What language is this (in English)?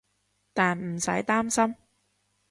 Cantonese